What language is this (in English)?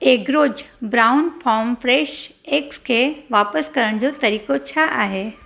Sindhi